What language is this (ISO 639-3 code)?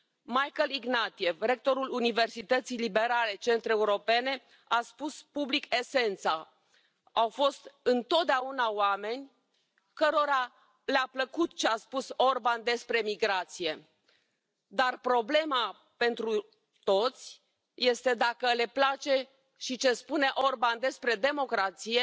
ron